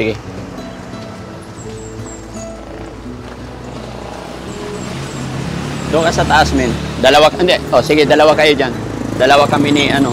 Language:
Filipino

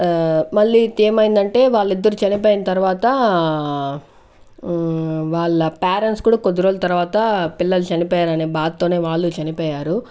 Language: Telugu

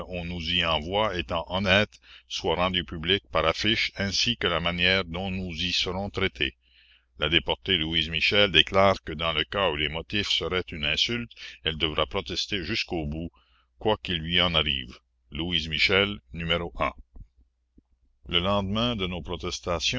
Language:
French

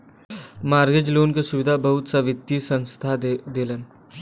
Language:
Bhojpuri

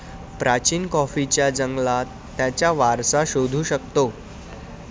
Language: Marathi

